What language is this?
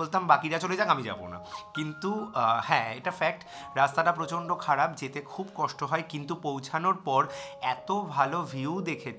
Bangla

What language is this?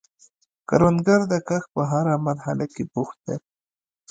Pashto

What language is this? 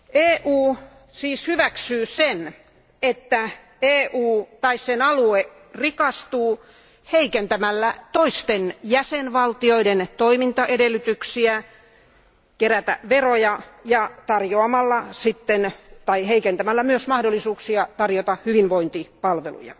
Finnish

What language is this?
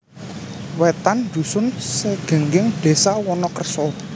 Javanese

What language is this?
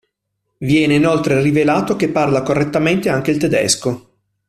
Italian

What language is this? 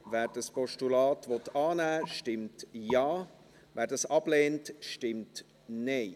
Swiss German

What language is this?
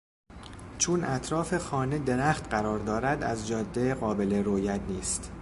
Persian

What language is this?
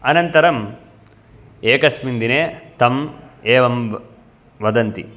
Sanskrit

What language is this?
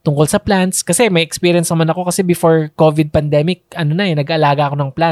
Filipino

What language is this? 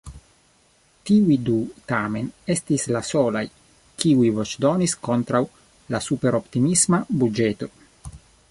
Esperanto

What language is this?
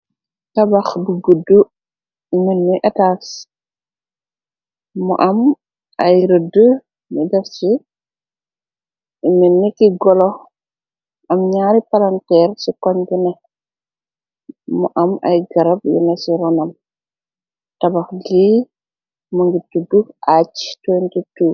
Wolof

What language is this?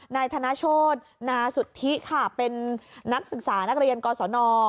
Thai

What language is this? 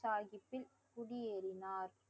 Tamil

